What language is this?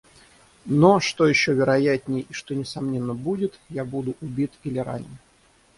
Russian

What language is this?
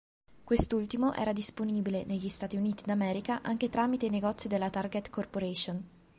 Italian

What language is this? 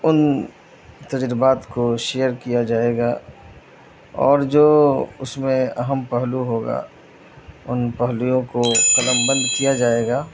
Urdu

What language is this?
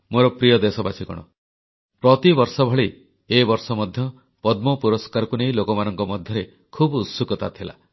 Odia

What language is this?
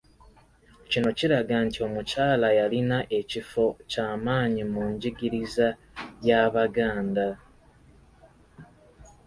Ganda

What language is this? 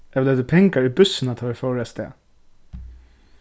Faroese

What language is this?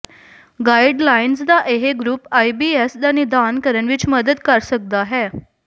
Punjabi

